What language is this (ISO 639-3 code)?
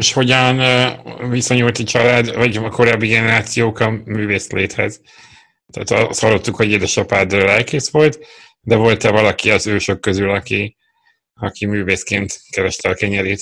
hun